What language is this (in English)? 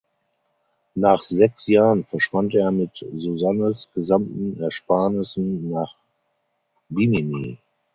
German